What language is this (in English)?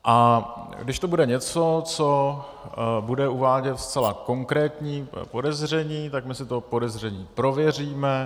Czech